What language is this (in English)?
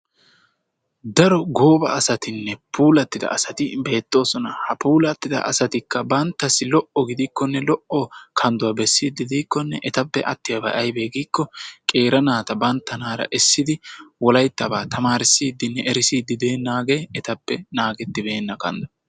Wolaytta